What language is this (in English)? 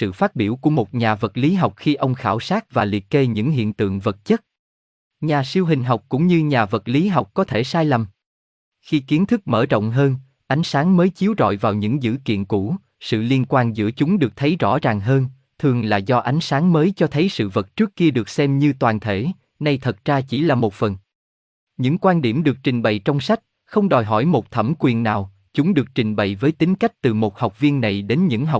Vietnamese